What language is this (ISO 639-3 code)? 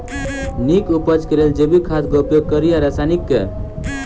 mai